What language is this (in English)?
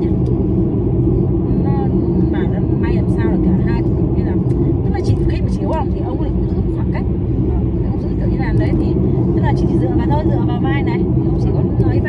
Vietnamese